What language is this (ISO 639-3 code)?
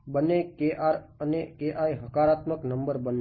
guj